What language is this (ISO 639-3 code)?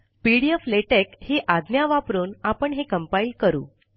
mar